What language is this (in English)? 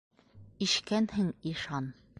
Bashkir